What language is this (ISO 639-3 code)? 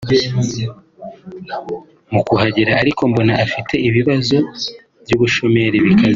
kin